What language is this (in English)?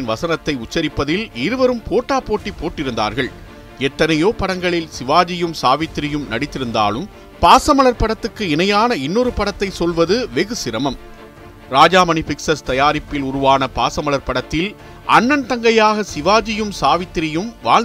Tamil